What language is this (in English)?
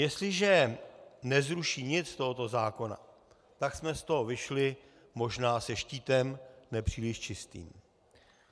Czech